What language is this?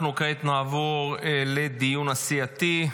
Hebrew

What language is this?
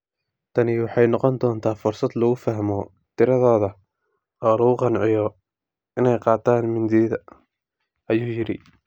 Somali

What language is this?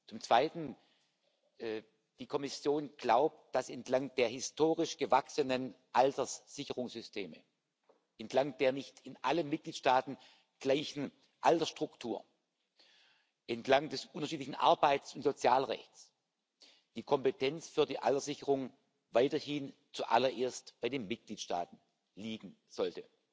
German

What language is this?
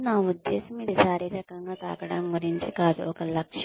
Telugu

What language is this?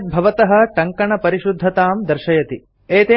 Sanskrit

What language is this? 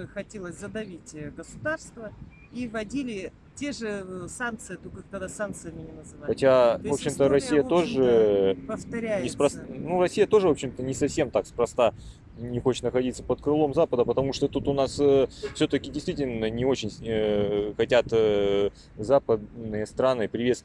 Russian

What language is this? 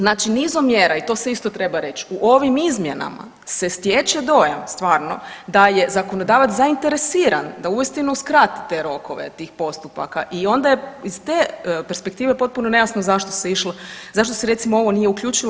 Croatian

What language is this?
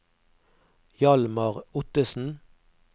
Norwegian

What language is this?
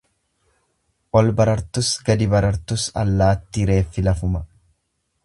Oromo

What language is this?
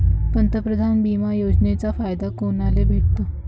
Marathi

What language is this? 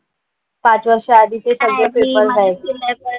Marathi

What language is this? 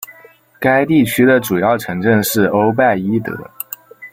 Chinese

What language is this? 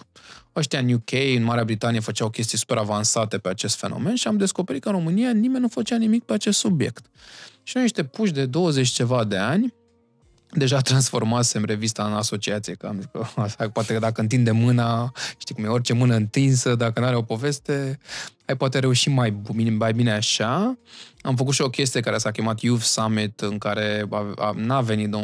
Romanian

